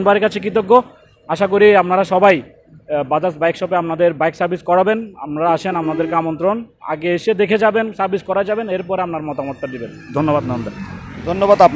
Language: Hindi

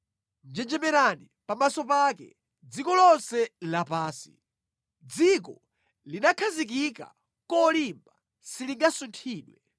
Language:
Nyanja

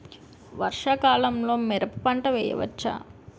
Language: Telugu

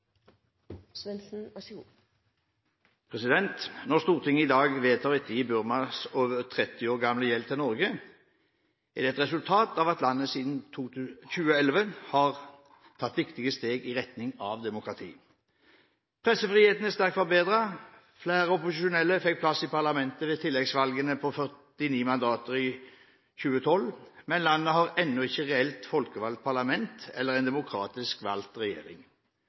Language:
Norwegian Bokmål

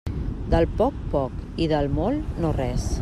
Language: Catalan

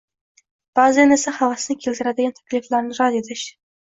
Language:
Uzbek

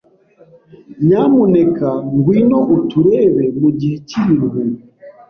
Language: Kinyarwanda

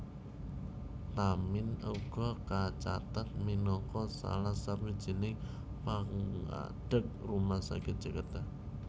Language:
Javanese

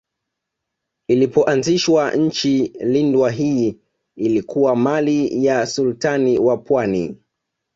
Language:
Swahili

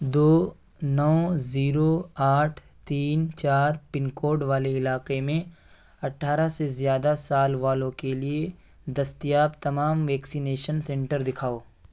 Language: Urdu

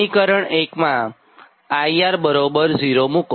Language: Gujarati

